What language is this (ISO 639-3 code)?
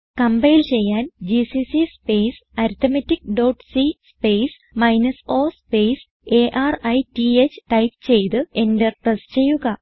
mal